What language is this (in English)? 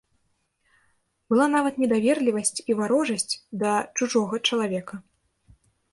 Belarusian